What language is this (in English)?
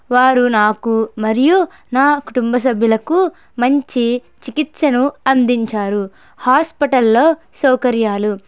Telugu